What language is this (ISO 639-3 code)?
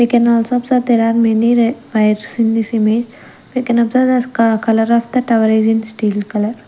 eng